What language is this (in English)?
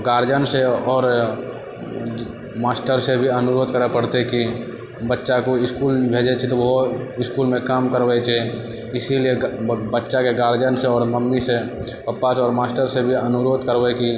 Maithili